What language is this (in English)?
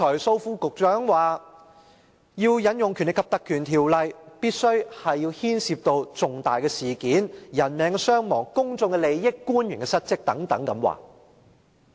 Cantonese